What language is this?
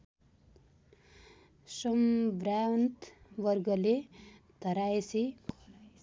Nepali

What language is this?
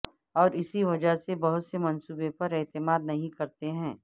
Urdu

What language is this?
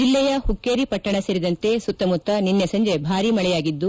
Kannada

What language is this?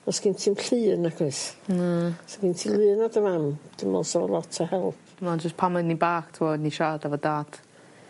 Welsh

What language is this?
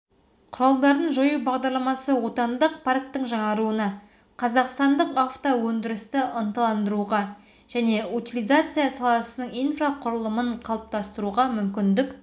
Kazakh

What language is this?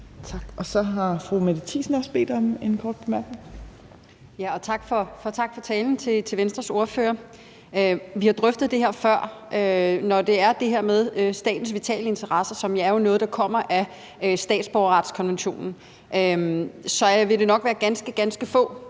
Danish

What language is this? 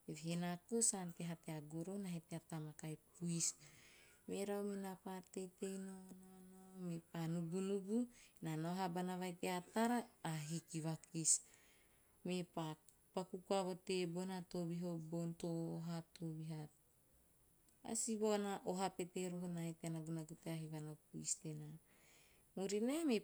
Teop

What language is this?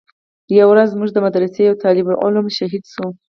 Pashto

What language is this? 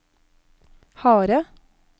Norwegian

